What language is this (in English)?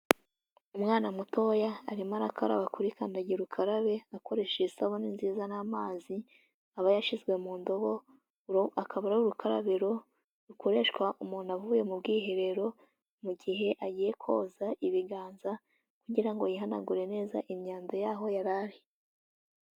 Kinyarwanda